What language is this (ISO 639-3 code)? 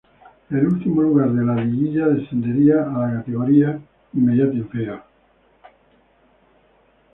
spa